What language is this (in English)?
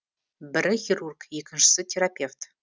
Kazakh